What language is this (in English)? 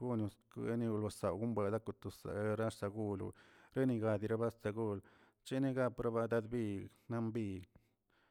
Tilquiapan Zapotec